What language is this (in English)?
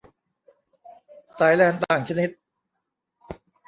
Thai